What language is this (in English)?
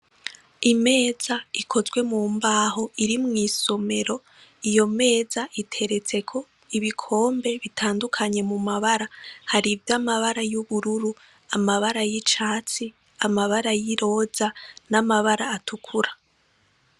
Rundi